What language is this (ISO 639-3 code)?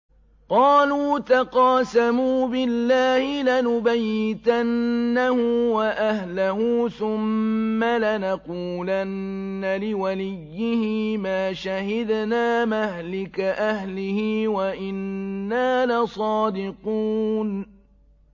ara